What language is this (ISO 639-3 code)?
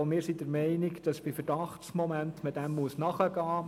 gsw